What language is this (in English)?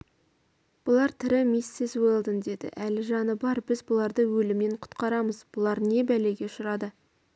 Kazakh